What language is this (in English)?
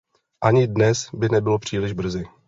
Czech